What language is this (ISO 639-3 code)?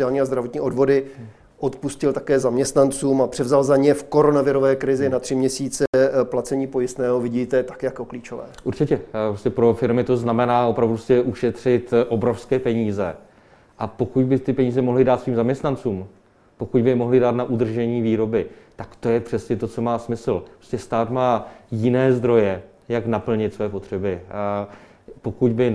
ces